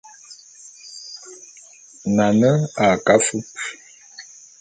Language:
Bulu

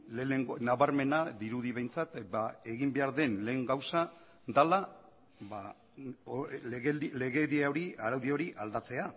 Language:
Basque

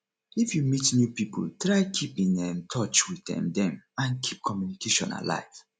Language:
Nigerian Pidgin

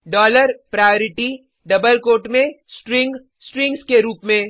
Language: Hindi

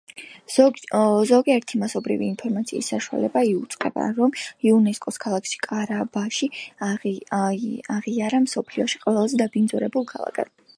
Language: Georgian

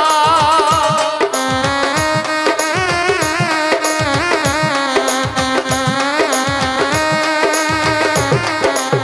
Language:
Romanian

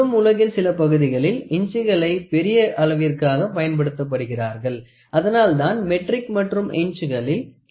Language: Tamil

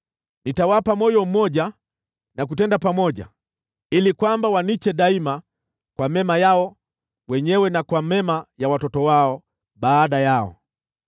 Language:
Swahili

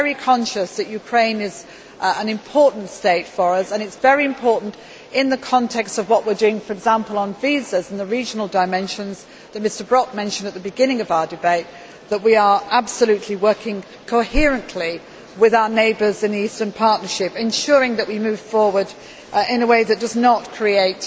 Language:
English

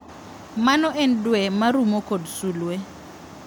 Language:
Luo (Kenya and Tanzania)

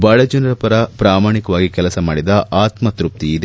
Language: Kannada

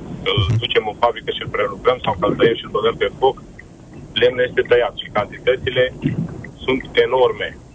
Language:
Romanian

